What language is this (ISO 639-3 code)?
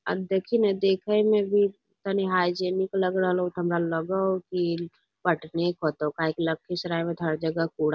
mag